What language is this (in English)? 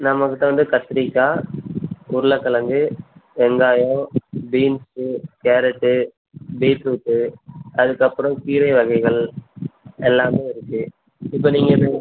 Tamil